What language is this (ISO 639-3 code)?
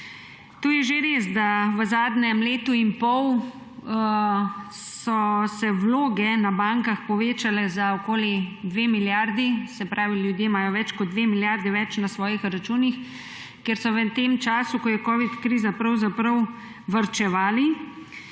slv